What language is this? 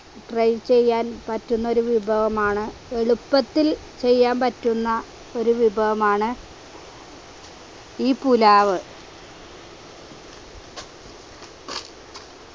Malayalam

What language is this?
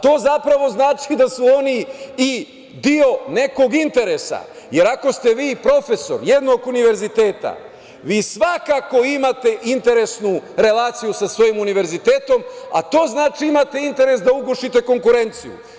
Serbian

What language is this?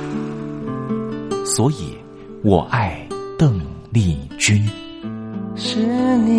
Chinese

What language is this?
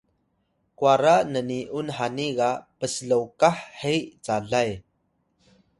Atayal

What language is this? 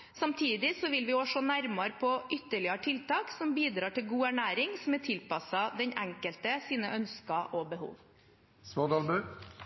Norwegian Bokmål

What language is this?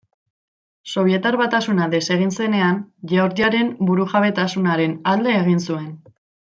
Basque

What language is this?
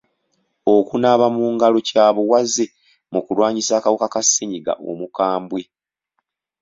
Ganda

